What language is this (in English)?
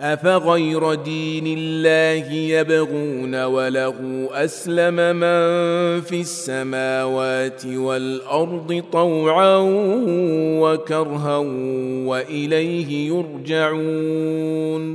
Arabic